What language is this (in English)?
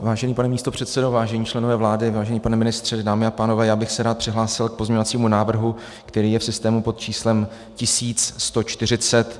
Czech